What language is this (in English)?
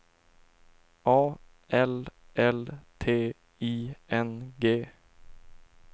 Swedish